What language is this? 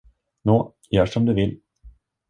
Swedish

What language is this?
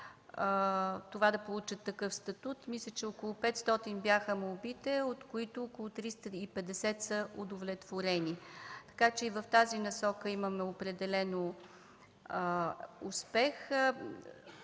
Bulgarian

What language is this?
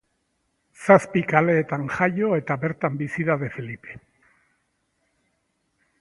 Basque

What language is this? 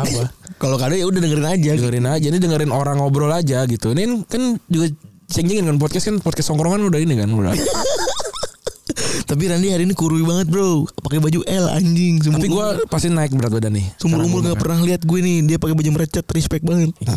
Indonesian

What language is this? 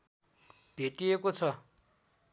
Nepali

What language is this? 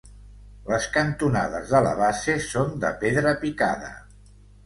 Catalan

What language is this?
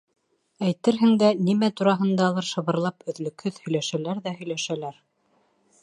Bashkir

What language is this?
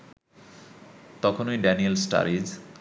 Bangla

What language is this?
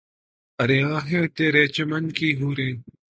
Urdu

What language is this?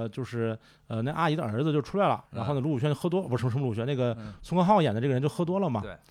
Chinese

